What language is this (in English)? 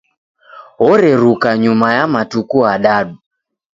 Taita